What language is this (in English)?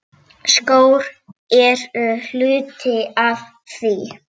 Icelandic